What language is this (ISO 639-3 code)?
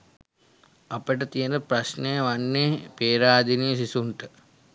sin